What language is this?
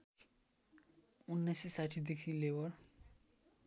Nepali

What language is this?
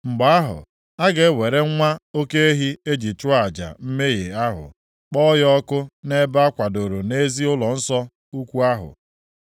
Igbo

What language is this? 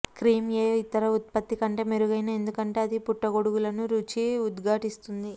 Telugu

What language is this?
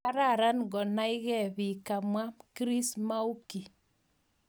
Kalenjin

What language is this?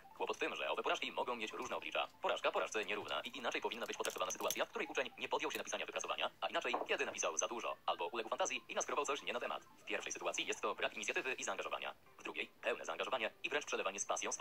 Polish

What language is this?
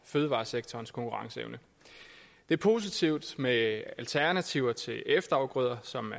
Danish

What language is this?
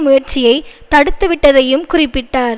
Tamil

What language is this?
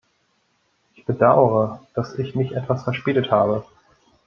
German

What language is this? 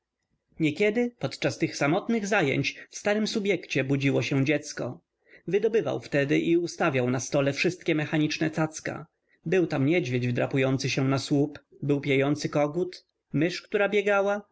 Polish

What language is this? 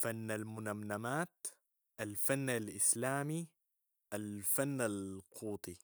Sudanese Arabic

